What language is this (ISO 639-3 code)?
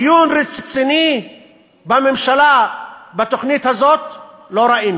heb